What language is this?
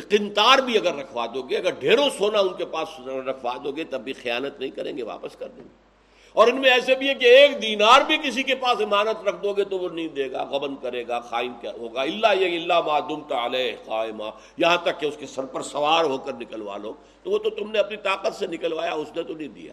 Urdu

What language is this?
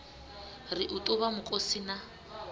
Venda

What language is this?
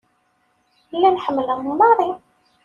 Kabyle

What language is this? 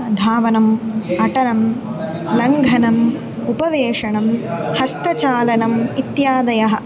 Sanskrit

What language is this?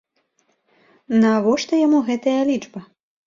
Belarusian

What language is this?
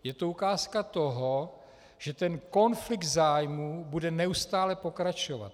Czech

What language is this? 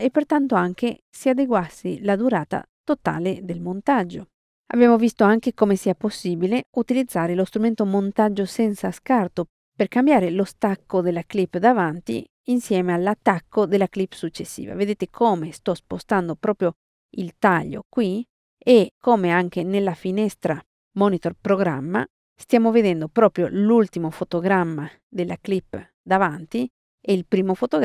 Italian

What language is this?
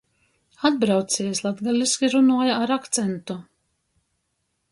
Latgalian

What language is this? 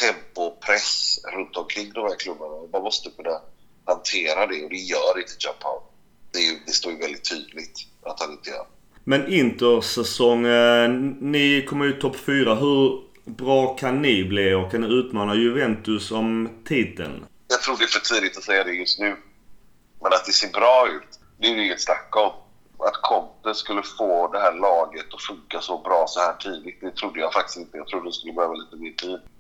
Swedish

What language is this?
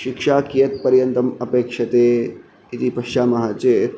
Sanskrit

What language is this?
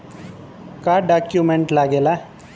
Bhojpuri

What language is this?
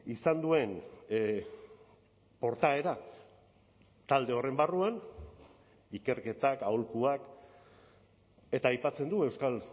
Basque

